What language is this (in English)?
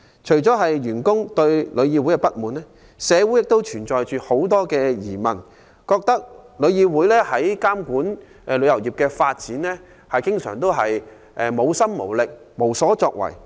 Cantonese